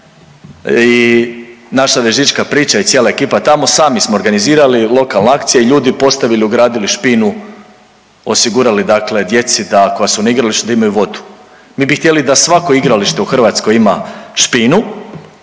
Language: Croatian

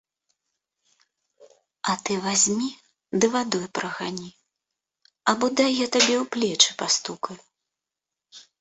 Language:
Belarusian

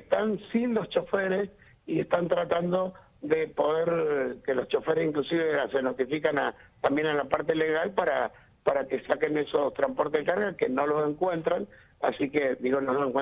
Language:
Spanish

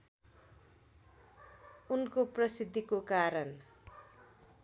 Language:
Nepali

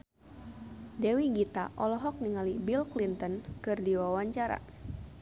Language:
Sundanese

